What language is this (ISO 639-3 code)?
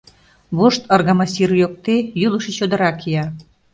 chm